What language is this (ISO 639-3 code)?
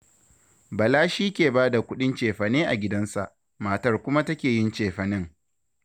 hau